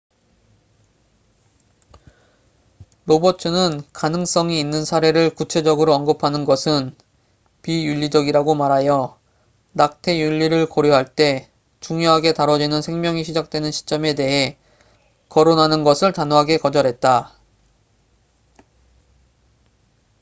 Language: Korean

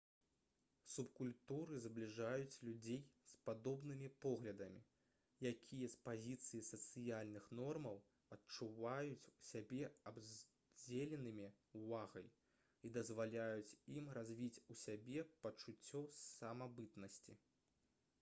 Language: Belarusian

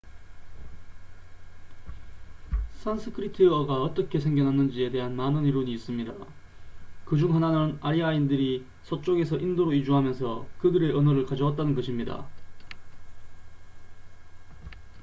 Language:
Korean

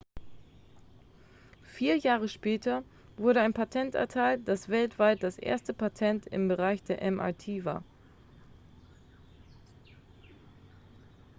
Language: German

